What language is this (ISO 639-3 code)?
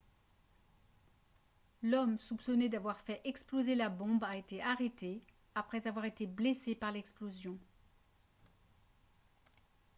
fra